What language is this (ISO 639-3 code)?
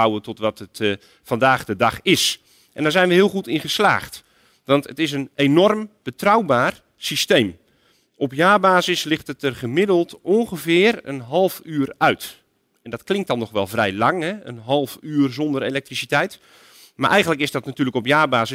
nld